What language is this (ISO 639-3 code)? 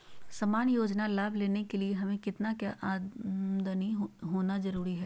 mag